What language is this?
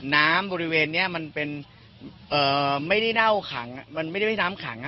Thai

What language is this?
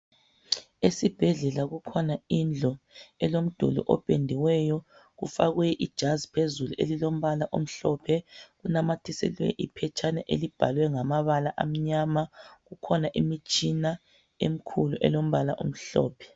North Ndebele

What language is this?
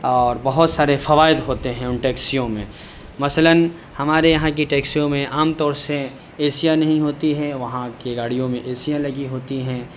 Urdu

